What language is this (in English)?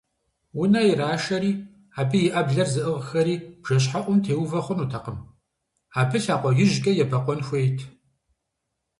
Kabardian